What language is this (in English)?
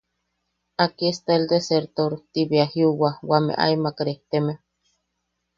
Yaqui